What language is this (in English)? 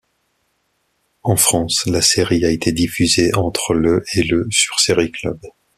French